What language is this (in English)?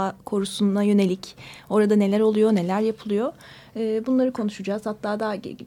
Turkish